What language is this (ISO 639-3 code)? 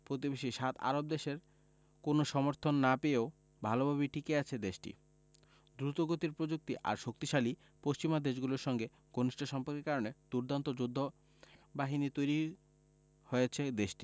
ben